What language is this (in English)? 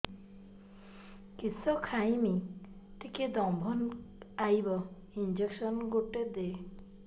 Odia